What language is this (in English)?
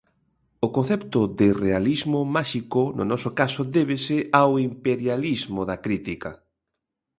Galician